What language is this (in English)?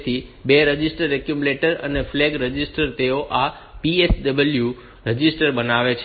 Gujarati